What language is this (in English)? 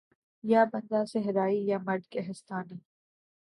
Urdu